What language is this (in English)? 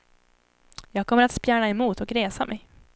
Swedish